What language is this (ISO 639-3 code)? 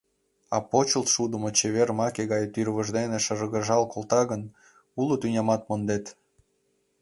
chm